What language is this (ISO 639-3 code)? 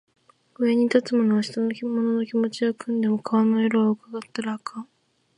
jpn